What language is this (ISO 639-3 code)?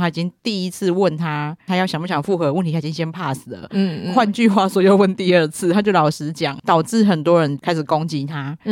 zho